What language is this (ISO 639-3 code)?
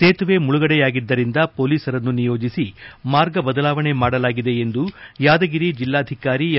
kan